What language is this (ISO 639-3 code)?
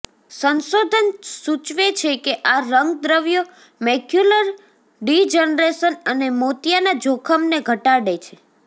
guj